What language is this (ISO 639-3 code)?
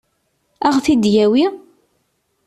kab